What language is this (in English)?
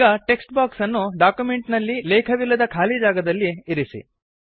Kannada